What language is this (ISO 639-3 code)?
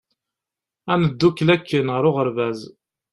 kab